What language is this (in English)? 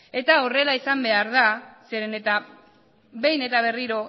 Basque